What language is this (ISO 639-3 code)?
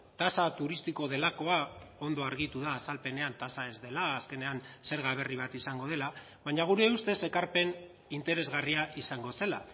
eus